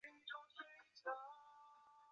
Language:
Chinese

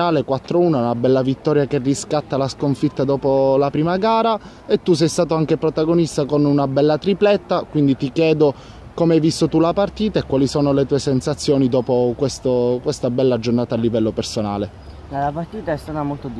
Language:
Italian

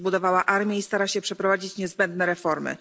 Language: Polish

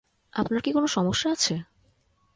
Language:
Bangla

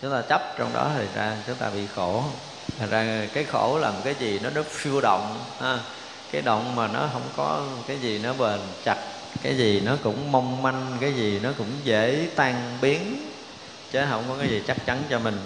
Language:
Vietnamese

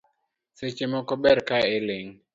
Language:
Luo (Kenya and Tanzania)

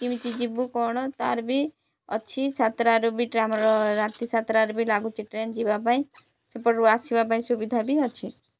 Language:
Odia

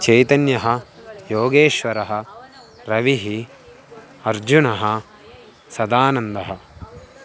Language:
Sanskrit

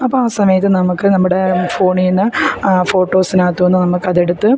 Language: Malayalam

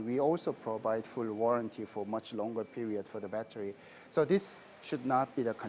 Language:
Indonesian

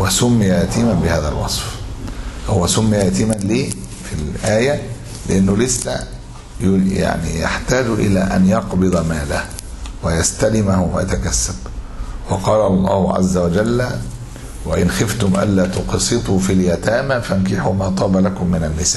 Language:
Arabic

